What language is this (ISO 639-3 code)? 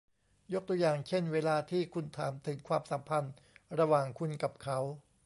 tha